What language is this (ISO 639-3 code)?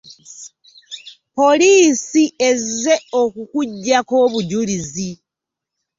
lug